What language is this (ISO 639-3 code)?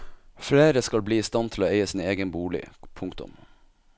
nor